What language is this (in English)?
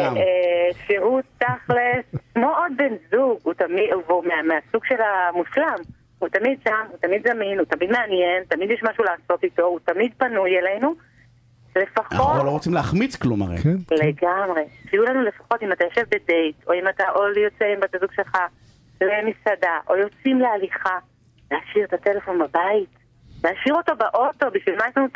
Hebrew